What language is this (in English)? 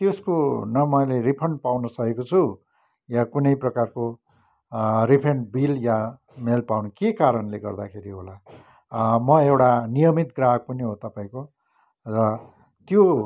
Nepali